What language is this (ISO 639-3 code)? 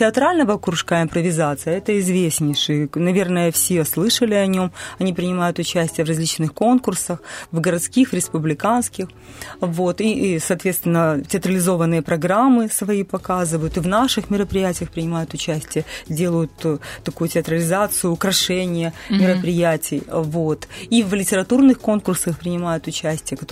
rus